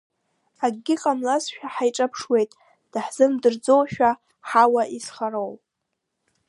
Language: Abkhazian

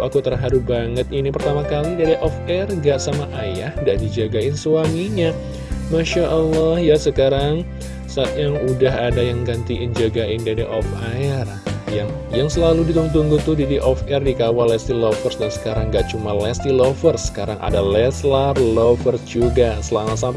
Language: Indonesian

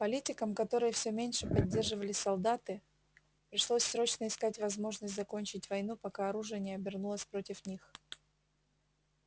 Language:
Russian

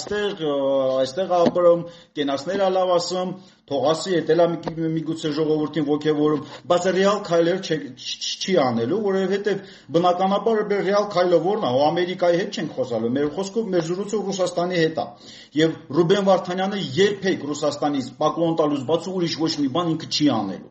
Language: Romanian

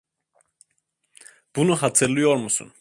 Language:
Turkish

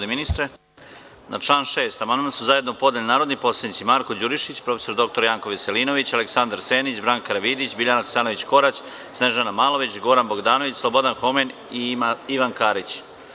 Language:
Serbian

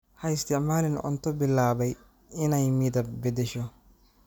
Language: Somali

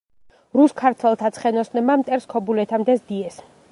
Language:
Georgian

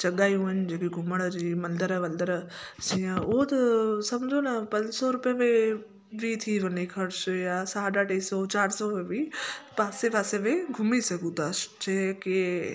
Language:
Sindhi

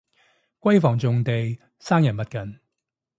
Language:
Cantonese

